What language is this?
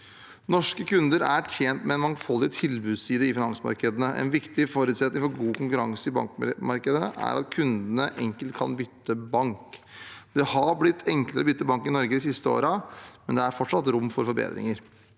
Norwegian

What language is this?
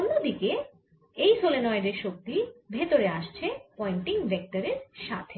Bangla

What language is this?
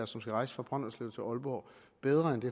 Danish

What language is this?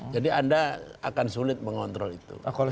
Indonesian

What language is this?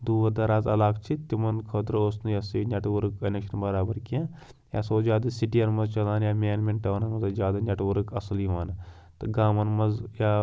Kashmiri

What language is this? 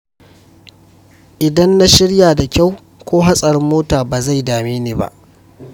Hausa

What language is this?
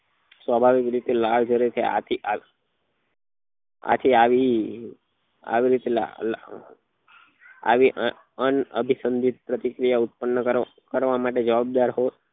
Gujarati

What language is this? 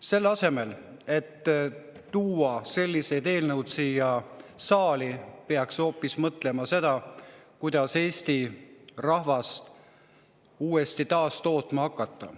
Estonian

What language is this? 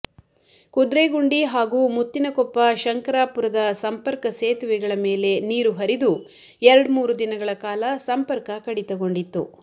Kannada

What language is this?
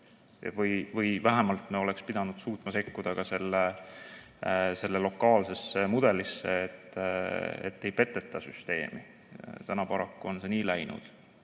Estonian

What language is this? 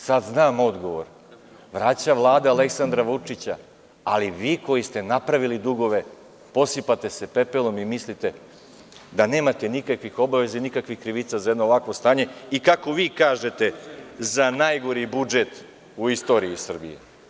Serbian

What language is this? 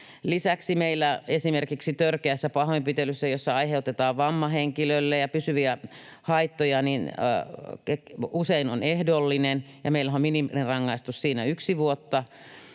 Finnish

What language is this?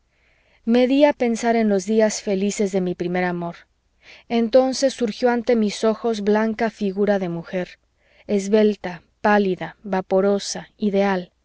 Spanish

